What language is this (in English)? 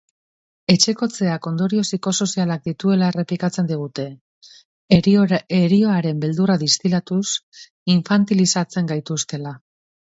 Basque